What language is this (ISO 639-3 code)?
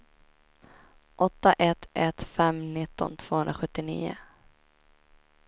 swe